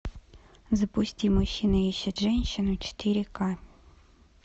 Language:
Russian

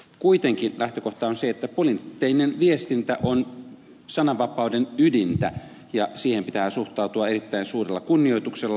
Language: Finnish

